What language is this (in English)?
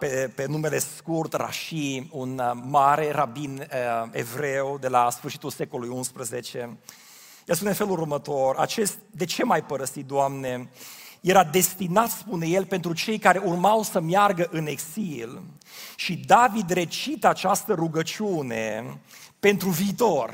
Romanian